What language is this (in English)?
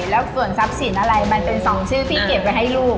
Thai